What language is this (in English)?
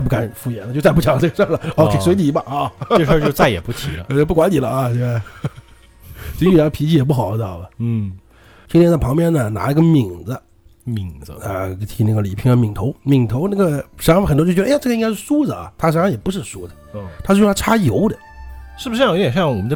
Chinese